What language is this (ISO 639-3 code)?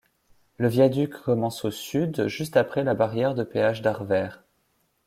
fra